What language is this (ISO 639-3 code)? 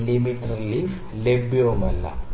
mal